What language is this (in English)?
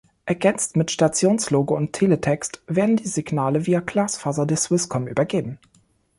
German